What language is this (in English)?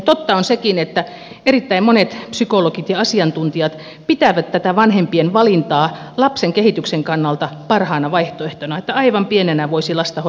Finnish